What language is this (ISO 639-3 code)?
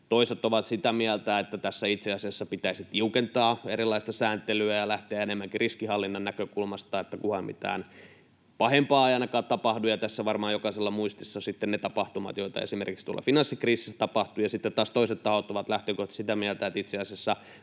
fin